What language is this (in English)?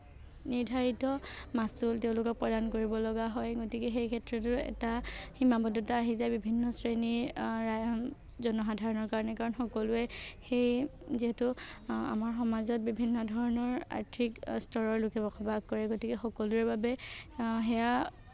Assamese